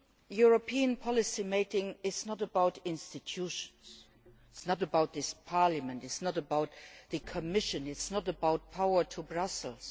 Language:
English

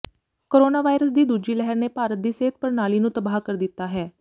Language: Punjabi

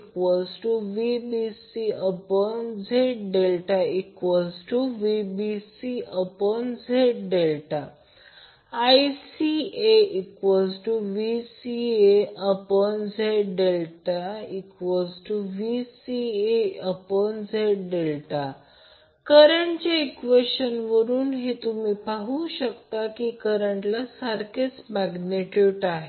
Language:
Marathi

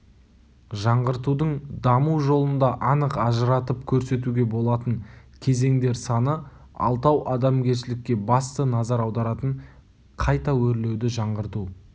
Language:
Kazakh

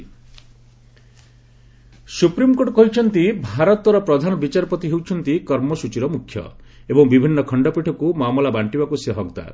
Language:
Odia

